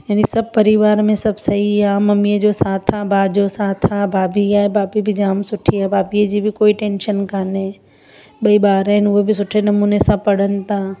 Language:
Sindhi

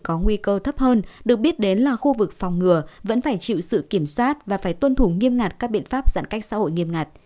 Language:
Vietnamese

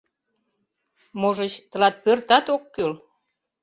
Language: Mari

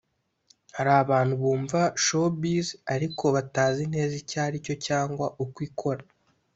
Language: Kinyarwanda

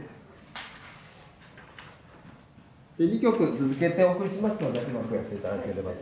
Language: Japanese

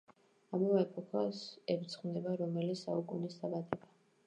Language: Georgian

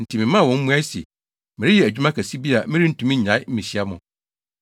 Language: Akan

